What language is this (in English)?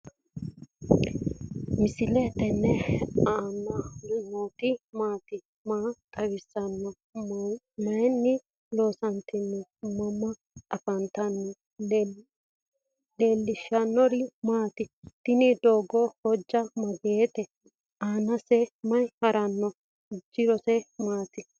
Sidamo